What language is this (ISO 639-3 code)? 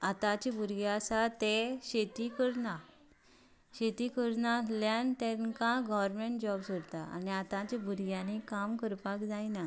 kok